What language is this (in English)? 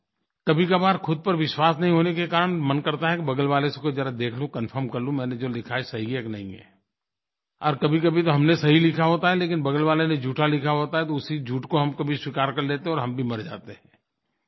Hindi